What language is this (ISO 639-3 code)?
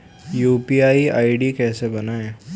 hin